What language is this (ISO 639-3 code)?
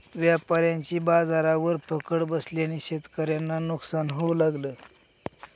mar